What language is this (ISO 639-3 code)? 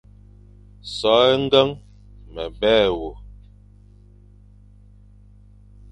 fan